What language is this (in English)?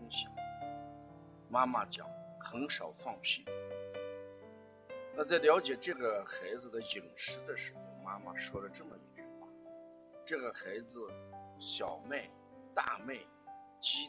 Chinese